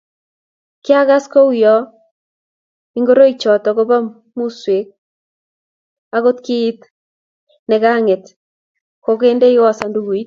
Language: Kalenjin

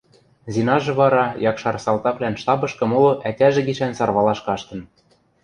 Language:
Western Mari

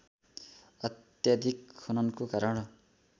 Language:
Nepali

